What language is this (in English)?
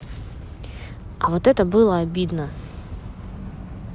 Russian